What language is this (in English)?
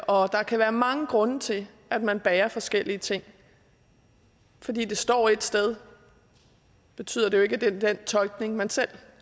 Danish